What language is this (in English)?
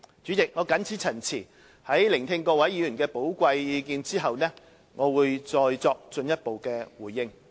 Cantonese